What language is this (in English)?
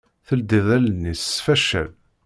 Kabyle